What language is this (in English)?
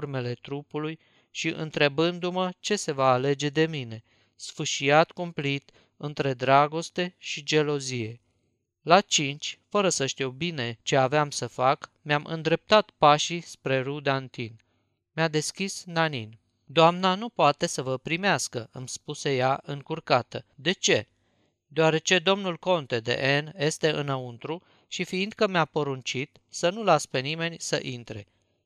Romanian